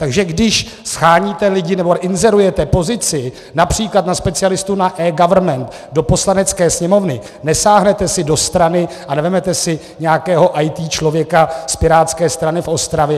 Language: Czech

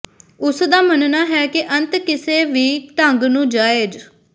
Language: Punjabi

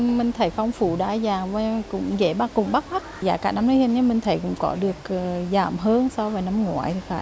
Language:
Vietnamese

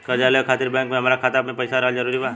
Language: Bhojpuri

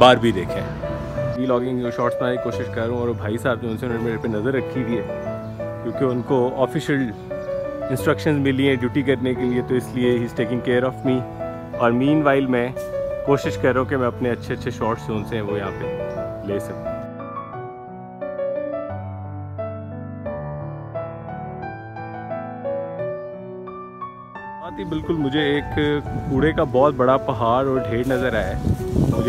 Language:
Hindi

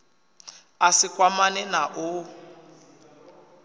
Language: Venda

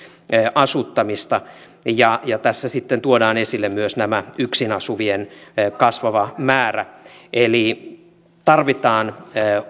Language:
Finnish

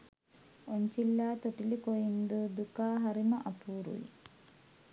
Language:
Sinhala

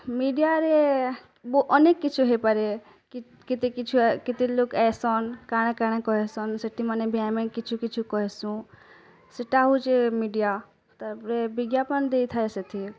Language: Odia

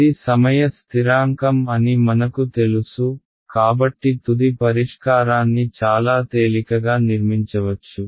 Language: Telugu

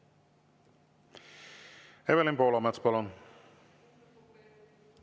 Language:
Estonian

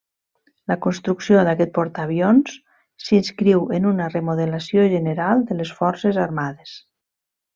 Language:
Catalan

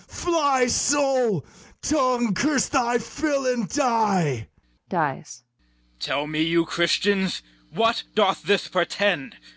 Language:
English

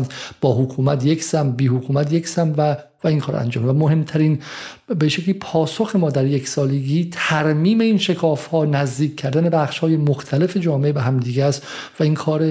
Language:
Persian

